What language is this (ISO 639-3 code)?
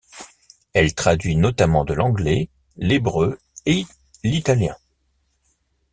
fra